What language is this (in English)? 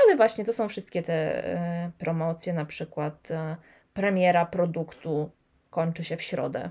Polish